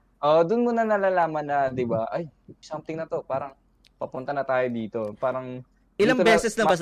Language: Filipino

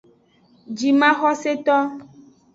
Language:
Aja (Benin)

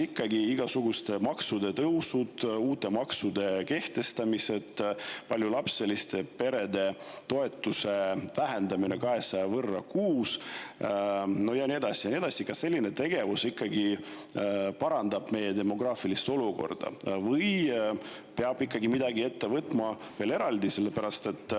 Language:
Estonian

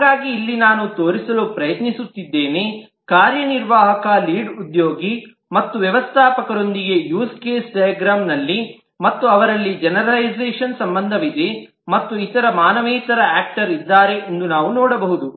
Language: Kannada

